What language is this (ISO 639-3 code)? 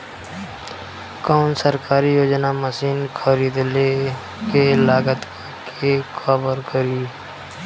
bho